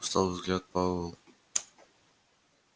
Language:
Russian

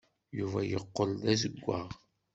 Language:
Kabyle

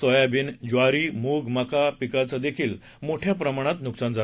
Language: Marathi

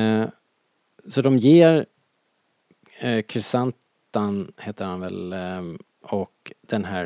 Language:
Swedish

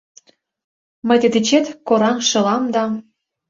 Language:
Mari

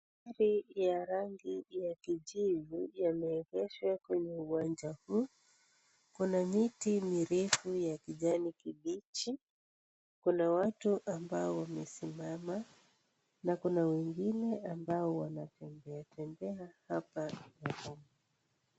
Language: Swahili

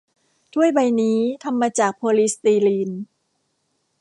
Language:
Thai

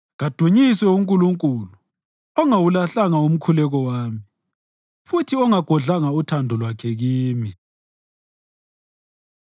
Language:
North Ndebele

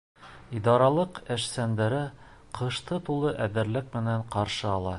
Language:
Bashkir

